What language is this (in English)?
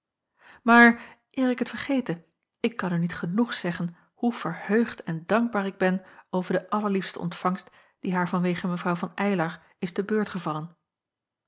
Dutch